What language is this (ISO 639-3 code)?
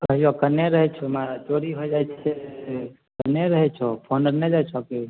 mai